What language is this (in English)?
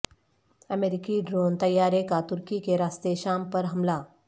Urdu